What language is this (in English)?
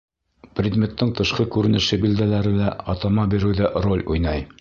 Bashkir